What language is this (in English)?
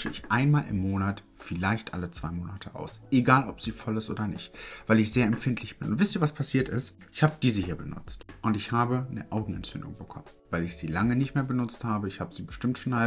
German